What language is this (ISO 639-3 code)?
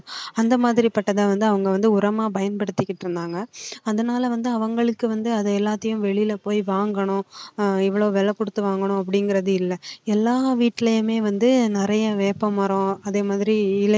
tam